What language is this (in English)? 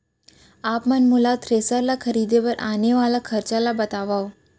Chhattisgarhi